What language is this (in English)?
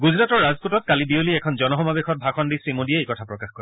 Assamese